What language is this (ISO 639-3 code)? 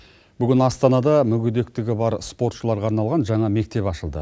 kaz